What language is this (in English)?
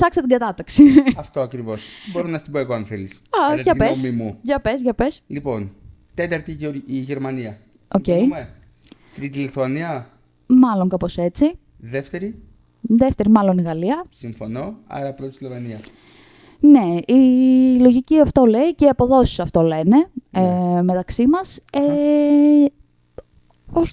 Greek